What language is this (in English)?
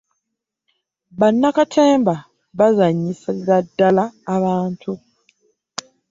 Ganda